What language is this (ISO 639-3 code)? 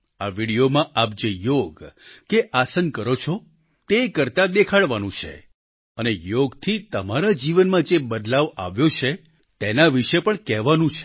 guj